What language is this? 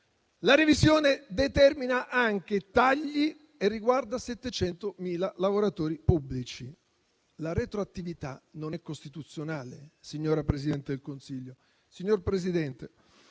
Italian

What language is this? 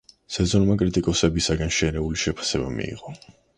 Georgian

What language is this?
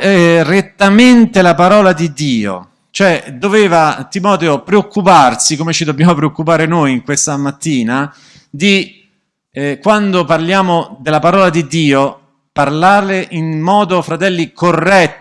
Italian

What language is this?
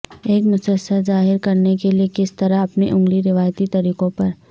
Urdu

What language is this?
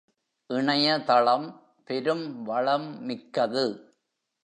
Tamil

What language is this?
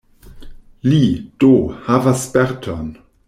Esperanto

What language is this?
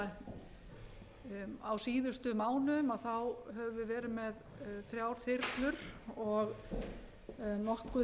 Icelandic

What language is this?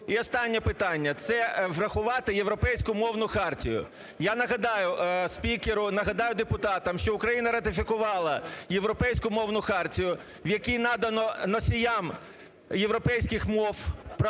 Ukrainian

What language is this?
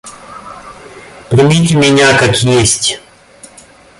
Russian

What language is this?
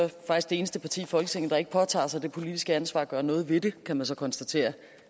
Danish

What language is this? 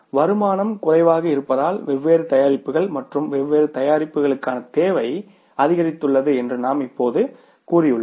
Tamil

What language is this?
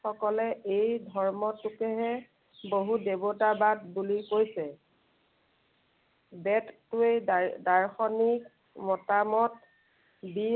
Assamese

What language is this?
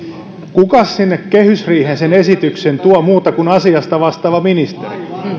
Finnish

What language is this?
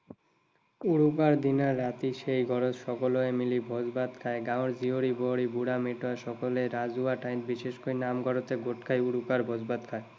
Assamese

